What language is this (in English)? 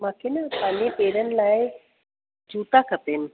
Sindhi